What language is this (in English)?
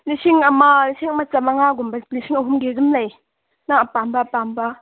Manipuri